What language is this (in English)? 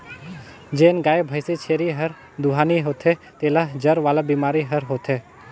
Chhattisgarhi